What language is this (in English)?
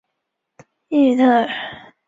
Chinese